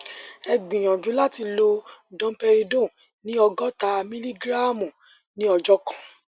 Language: Yoruba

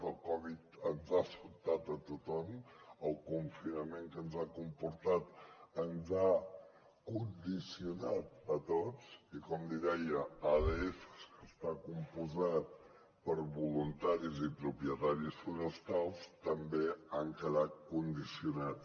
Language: Catalan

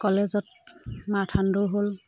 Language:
Assamese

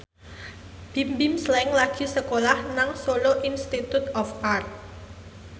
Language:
Javanese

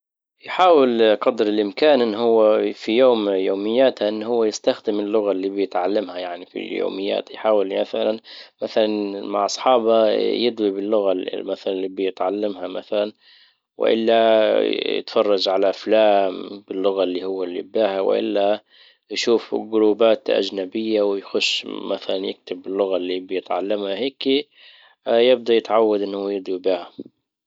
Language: Libyan Arabic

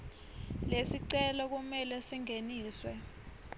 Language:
Swati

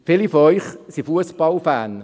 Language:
Swiss German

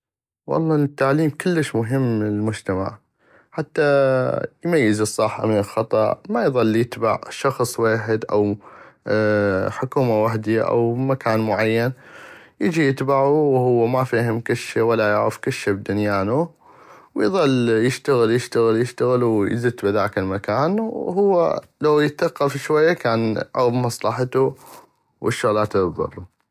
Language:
North Mesopotamian Arabic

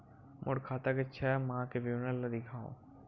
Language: Chhattisgarhi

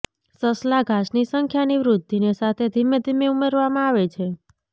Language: Gujarati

